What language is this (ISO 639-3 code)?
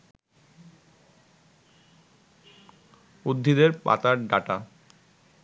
ben